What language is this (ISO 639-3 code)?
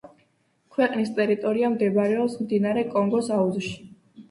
kat